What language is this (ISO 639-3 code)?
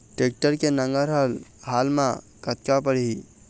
hne